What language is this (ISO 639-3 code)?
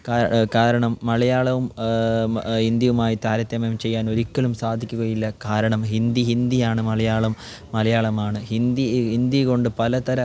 mal